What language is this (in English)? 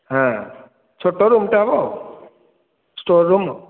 Odia